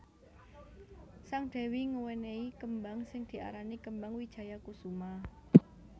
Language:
Javanese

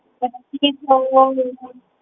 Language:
Punjabi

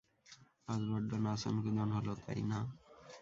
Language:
Bangla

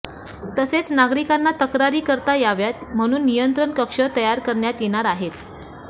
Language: Marathi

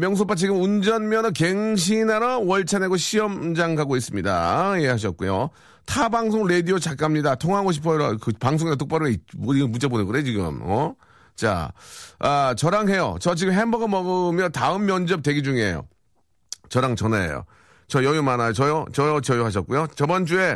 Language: Korean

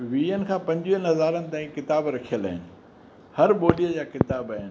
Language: Sindhi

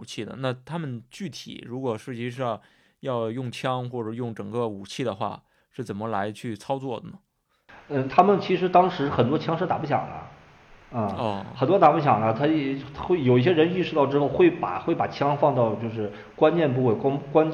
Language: Chinese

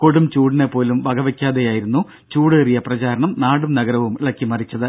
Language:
Malayalam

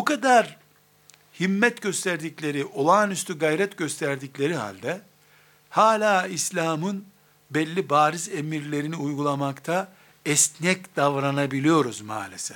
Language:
Turkish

